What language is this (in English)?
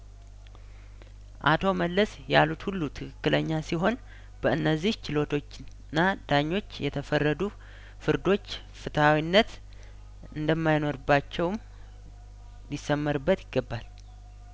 Amharic